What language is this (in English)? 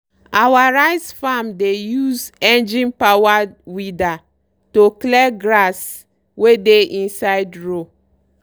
Nigerian Pidgin